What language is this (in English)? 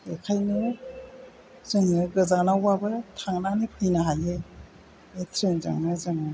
Bodo